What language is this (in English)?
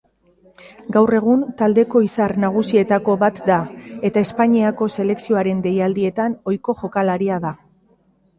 Basque